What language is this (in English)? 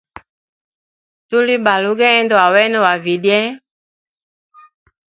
Hemba